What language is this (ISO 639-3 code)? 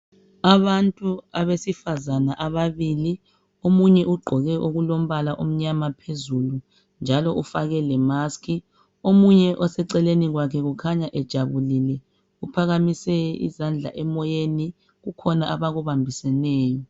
nde